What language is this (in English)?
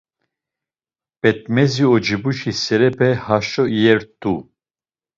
Laz